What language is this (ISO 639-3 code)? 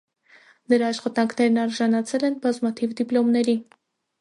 hye